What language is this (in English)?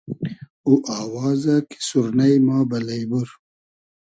Hazaragi